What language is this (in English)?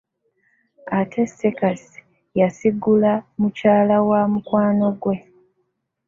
Ganda